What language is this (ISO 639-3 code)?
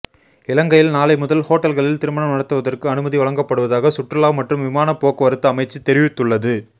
tam